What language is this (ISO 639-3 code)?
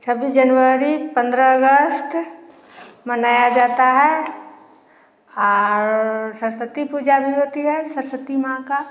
hin